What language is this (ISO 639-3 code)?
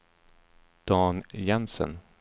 swe